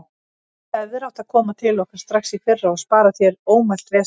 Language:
Icelandic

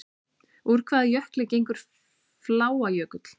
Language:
Icelandic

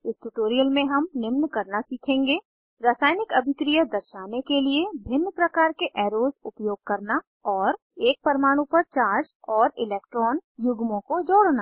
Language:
Hindi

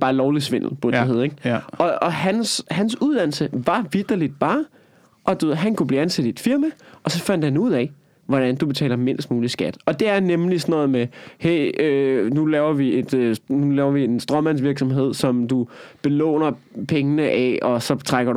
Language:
Danish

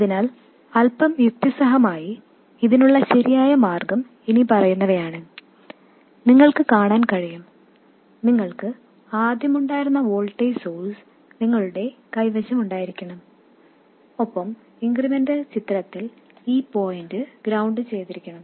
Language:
Malayalam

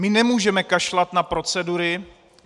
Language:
Czech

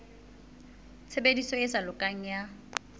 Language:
Southern Sotho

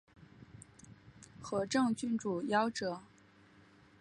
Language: Chinese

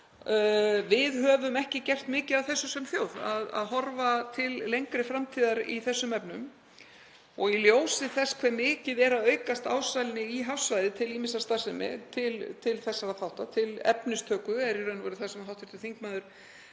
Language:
Icelandic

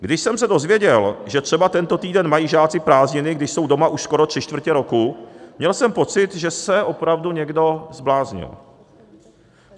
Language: Czech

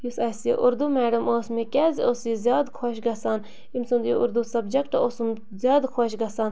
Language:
Kashmiri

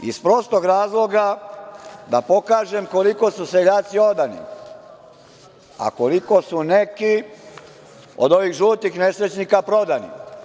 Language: Serbian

